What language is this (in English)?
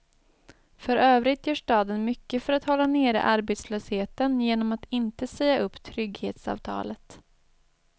Swedish